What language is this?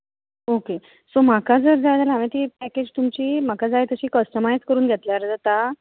Konkani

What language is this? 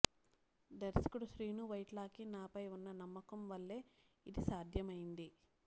Telugu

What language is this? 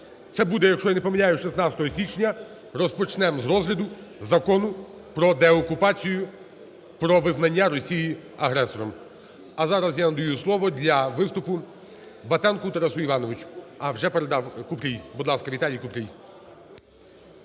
Ukrainian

